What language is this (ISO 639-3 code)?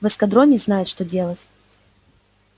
rus